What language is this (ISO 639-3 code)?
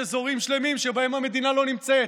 heb